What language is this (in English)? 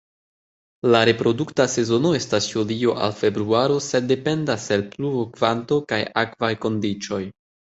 Esperanto